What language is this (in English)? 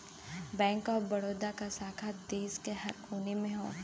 Bhojpuri